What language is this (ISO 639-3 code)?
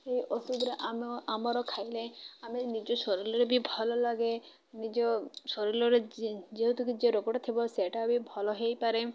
ori